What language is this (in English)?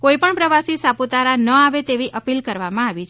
Gujarati